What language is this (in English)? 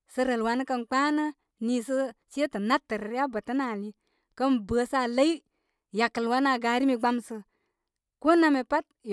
Koma